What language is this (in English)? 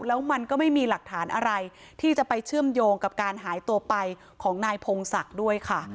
Thai